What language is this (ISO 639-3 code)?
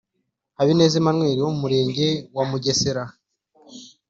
kin